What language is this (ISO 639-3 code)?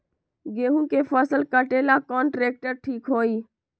mag